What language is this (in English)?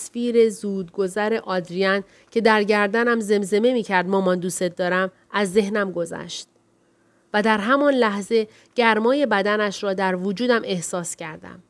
Persian